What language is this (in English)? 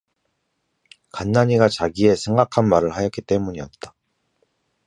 Korean